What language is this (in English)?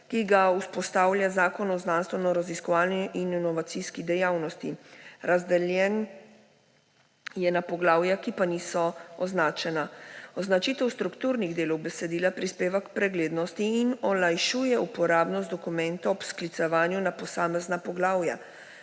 Slovenian